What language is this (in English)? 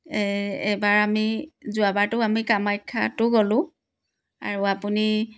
Assamese